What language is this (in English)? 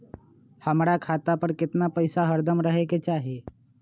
Magahi